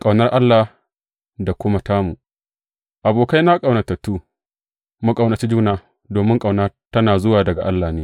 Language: Hausa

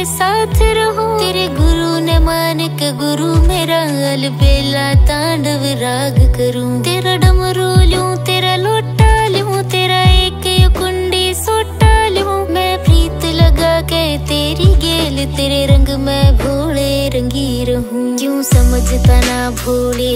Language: Hindi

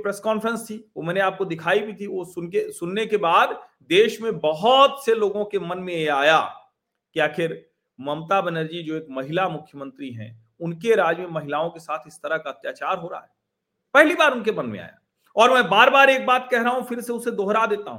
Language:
Hindi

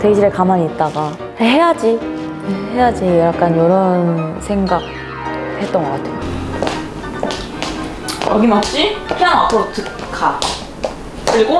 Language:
Korean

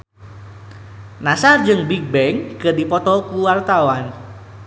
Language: Sundanese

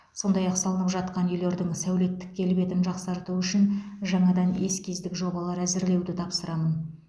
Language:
Kazakh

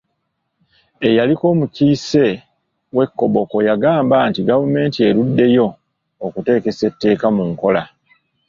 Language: Ganda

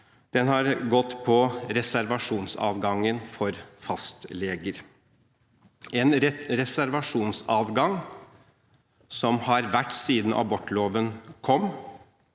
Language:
Norwegian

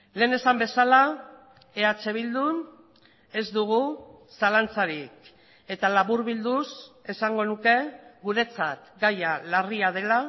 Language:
Basque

